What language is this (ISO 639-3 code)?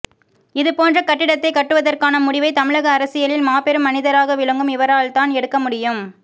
tam